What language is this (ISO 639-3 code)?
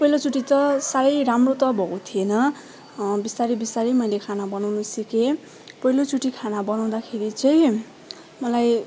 nep